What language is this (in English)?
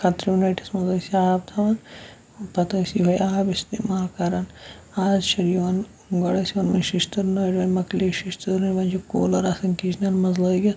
Kashmiri